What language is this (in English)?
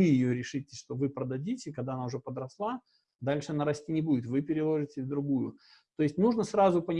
Russian